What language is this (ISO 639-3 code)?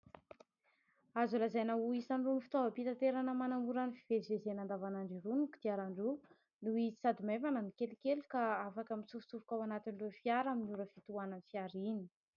mlg